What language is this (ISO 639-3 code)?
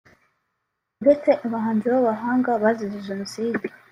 kin